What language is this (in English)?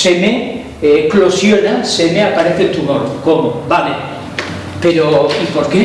Spanish